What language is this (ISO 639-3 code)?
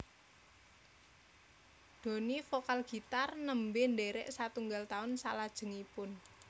jav